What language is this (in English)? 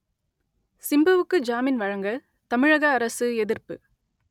Tamil